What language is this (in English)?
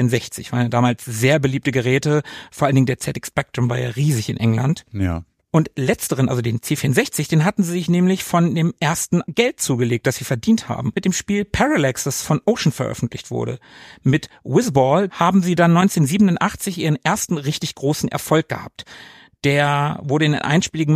German